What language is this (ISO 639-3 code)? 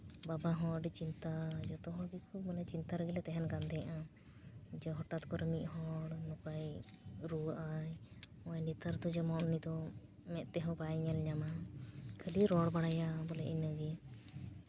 sat